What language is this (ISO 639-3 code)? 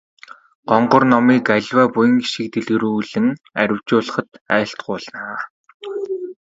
mon